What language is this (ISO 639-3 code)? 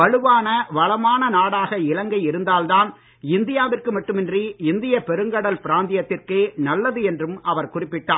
tam